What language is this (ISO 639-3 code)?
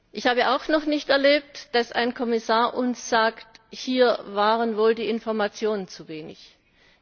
deu